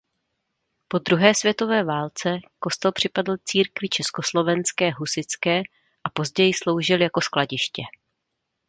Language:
Czech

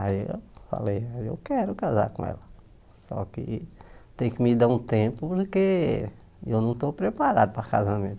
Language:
Portuguese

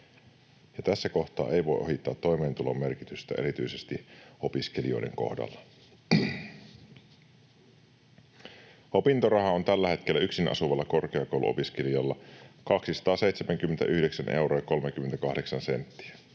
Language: Finnish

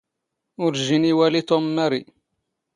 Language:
Standard Moroccan Tamazight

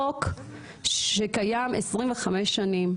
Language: Hebrew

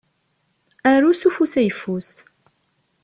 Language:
Kabyle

